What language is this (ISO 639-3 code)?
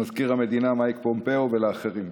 heb